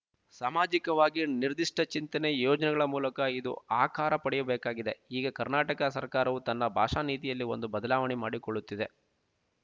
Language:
Kannada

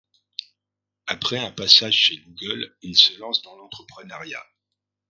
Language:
French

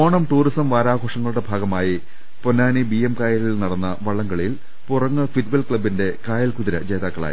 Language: Malayalam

